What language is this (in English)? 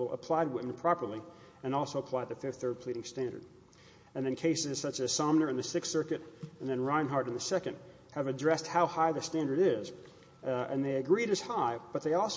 English